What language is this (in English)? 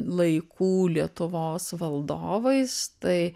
Lithuanian